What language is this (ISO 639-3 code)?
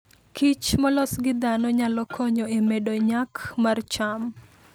luo